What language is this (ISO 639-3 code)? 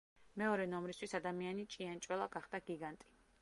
kat